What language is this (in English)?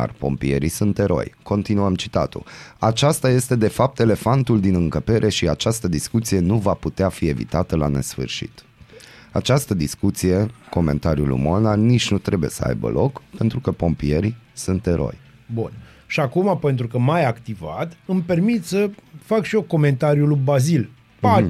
Romanian